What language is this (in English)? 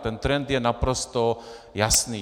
Czech